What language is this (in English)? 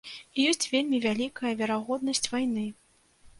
Belarusian